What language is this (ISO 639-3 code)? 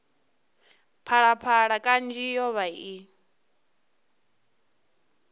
ven